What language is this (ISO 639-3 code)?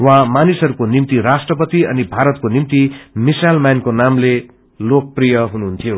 nep